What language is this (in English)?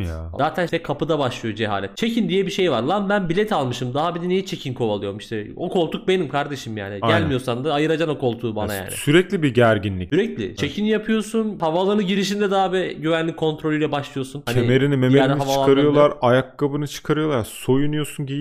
Turkish